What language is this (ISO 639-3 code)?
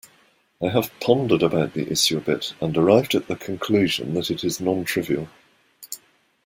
eng